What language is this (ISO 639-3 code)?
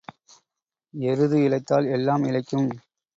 tam